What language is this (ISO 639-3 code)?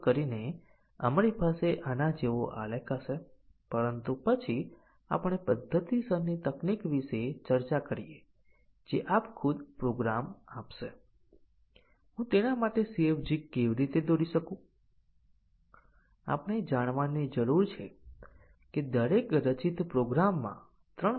guj